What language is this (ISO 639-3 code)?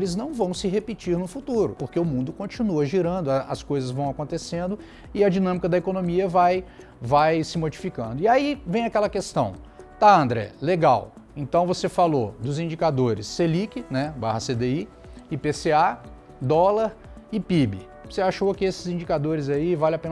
por